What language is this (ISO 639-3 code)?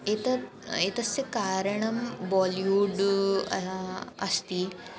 san